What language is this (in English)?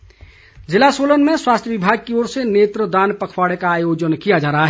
Hindi